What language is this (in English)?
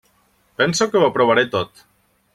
Catalan